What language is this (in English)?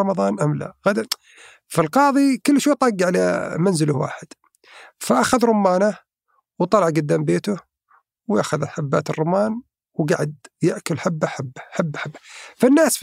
Arabic